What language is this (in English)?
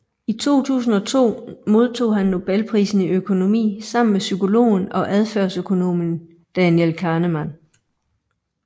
Danish